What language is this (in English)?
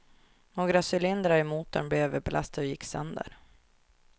Swedish